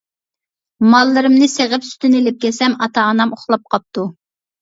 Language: Uyghur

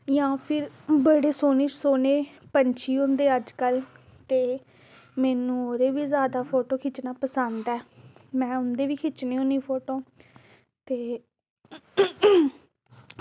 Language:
Dogri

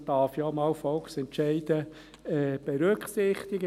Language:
Swiss German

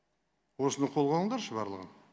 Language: Kazakh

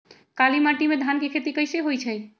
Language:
Magahi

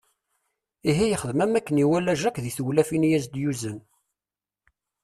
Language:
Kabyle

